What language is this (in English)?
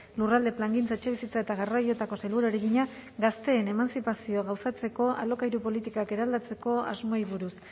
Basque